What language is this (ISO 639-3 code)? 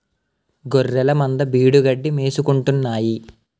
tel